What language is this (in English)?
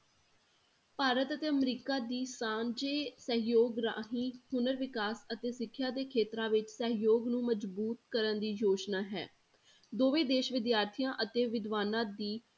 Punjabi